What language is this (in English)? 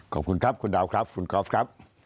Thai